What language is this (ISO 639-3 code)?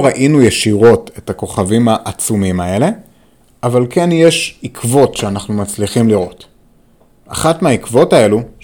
heb